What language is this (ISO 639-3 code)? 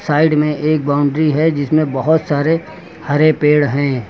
hin